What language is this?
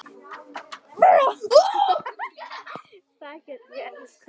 Icelandic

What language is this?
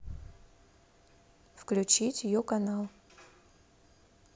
Russian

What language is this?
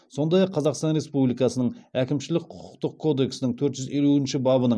Kazakh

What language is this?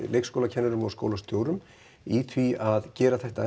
Icelandic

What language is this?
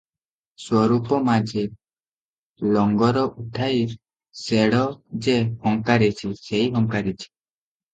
Odia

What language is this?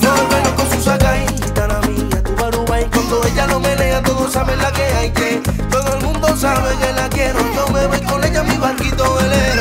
Arabic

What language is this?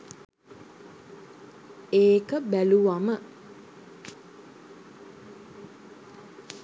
Sinhala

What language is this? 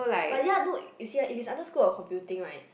English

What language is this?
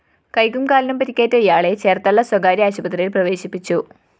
Malayalam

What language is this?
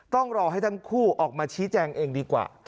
Thai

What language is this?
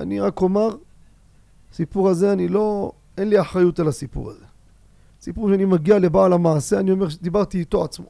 Hebrew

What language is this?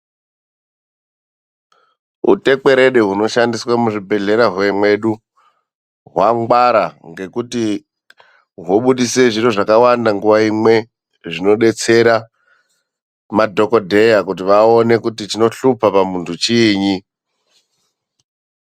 Ndau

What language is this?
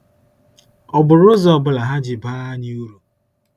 Igbo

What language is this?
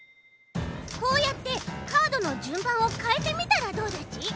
Japanese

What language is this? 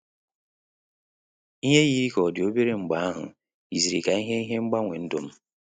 Igbo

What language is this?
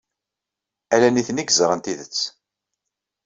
Kabyle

